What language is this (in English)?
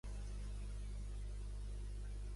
Catalan